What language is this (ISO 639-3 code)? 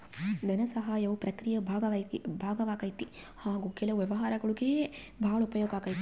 kan